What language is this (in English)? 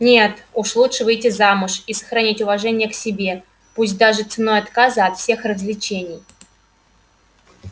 Russian